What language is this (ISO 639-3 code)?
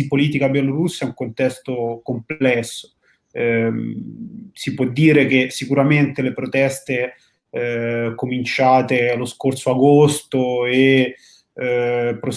ita